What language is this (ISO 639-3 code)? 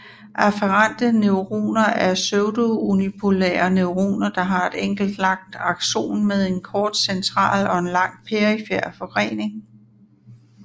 dan